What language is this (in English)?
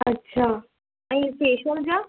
Sindhi